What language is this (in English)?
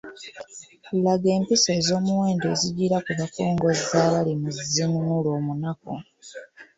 Ganda